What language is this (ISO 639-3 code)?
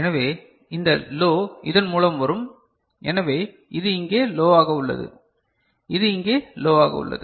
tam